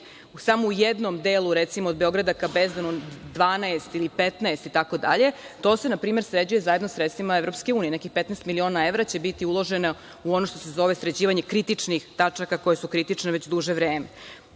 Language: Serbian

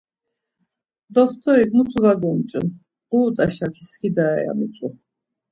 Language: Laz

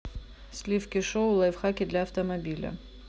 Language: Russian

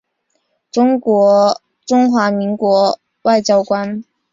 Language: Chinese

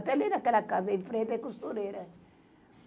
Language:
Portuguese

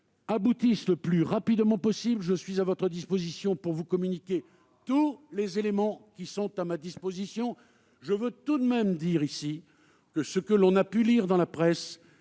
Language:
French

